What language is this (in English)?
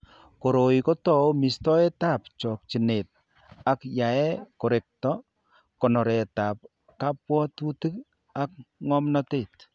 Kalenjin